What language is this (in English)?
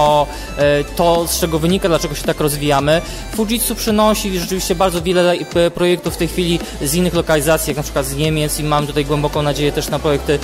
Polish